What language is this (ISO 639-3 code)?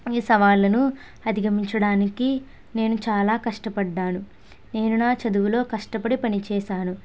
tel